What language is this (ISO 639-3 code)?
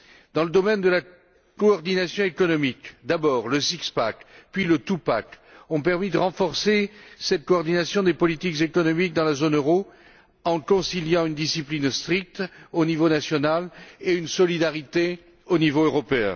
fra